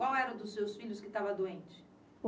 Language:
Portuguese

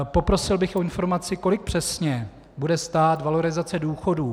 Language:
Czech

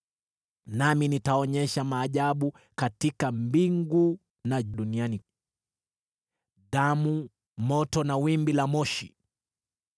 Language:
Swahili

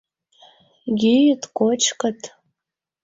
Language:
Mari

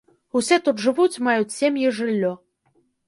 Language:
Belarusian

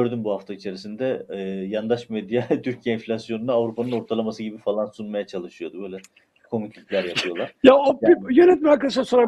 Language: Turkish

